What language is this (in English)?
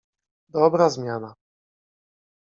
Polish